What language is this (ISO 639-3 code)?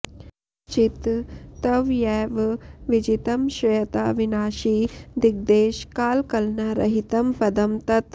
san